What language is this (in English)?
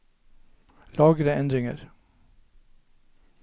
Norwegian